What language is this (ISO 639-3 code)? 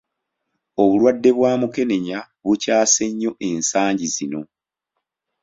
lug